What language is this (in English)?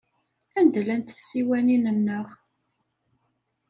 Kabyle